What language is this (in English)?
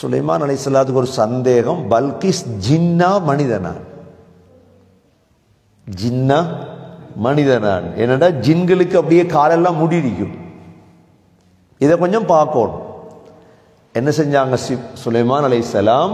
Arabic